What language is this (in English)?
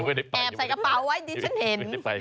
Thai